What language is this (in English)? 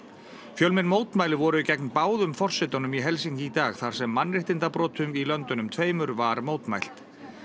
Icelandic